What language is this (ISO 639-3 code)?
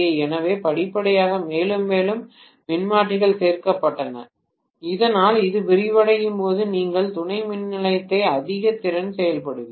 tam